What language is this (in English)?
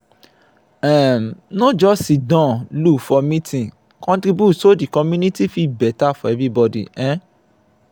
Nigerian Pidgin